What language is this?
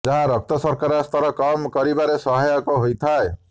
Odia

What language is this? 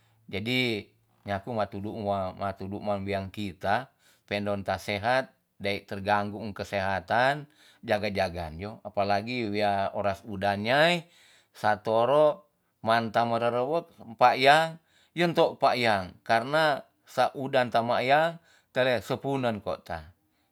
Tonsea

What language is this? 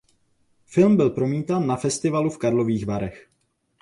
Czech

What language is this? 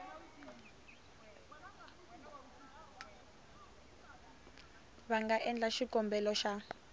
Tsonga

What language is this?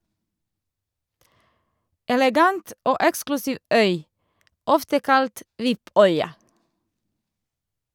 Norwegian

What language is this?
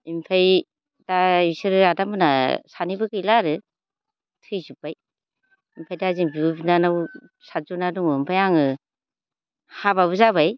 Bodo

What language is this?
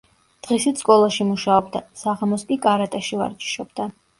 Georgian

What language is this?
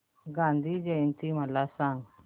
Marathi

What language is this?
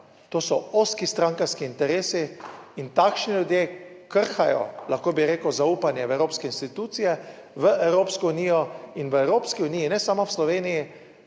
Slovenian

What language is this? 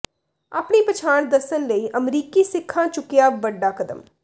Punjabi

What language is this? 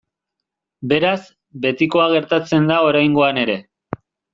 Basque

